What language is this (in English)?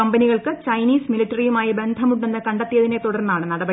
Malayalam